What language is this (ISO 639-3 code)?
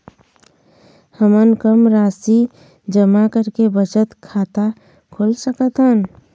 hne